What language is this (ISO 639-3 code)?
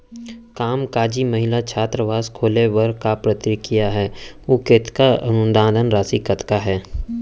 hne